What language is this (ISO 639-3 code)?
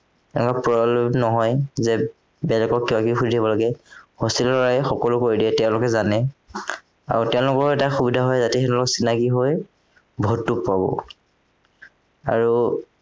asm